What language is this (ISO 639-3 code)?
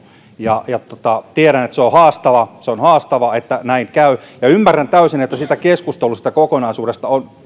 fin